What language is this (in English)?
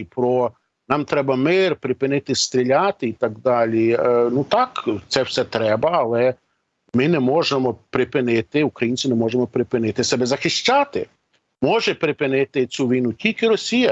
Ukrainian